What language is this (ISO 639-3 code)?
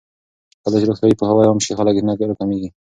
pus